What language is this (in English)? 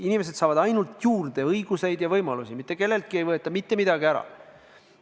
Estonian